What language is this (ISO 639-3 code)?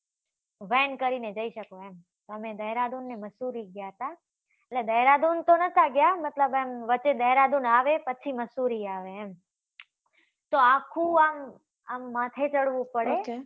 guj